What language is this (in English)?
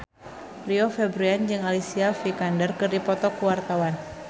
Sundanese